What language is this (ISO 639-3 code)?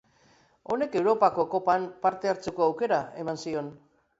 eus